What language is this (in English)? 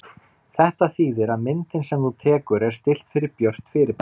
Icelandic